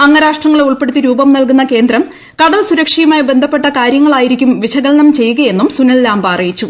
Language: Malayalam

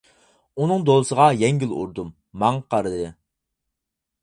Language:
Uyghur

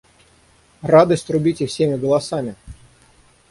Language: Russian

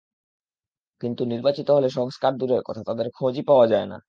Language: Bangla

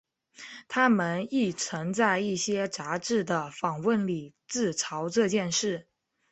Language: Chinese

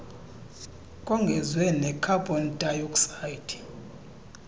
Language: Xhosa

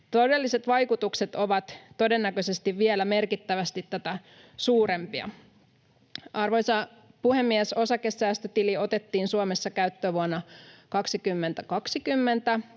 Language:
Finnish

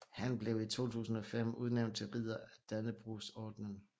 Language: Danish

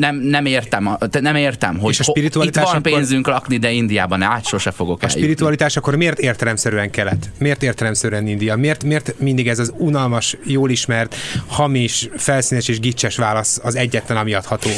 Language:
Hungarian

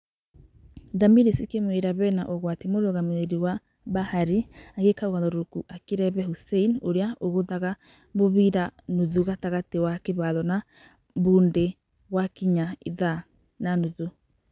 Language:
Kikuyu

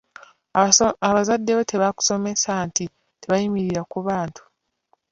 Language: Ganda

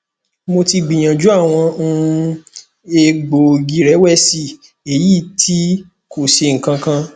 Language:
Yoruba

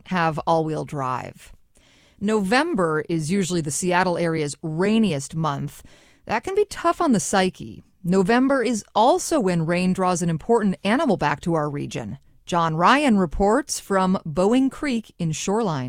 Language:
English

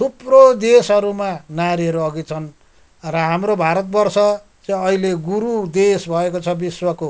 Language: Nepali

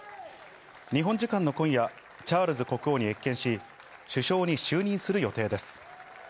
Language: Japanese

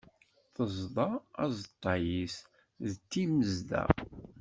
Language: Kabyle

